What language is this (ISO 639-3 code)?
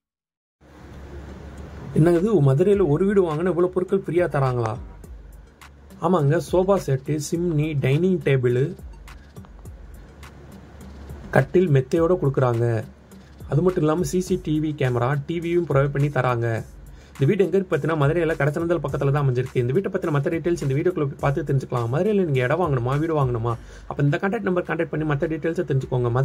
tam